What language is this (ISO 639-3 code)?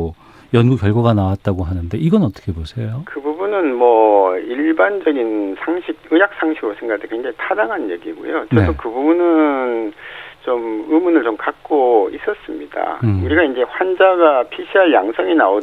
kor